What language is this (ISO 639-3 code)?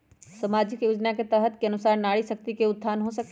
mag